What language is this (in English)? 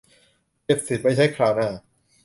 Thai